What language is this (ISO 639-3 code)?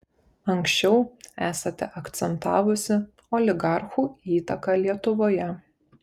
lit